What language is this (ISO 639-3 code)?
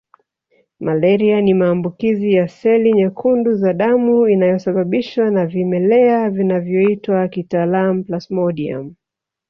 swa